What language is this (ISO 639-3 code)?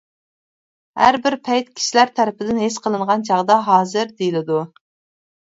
uig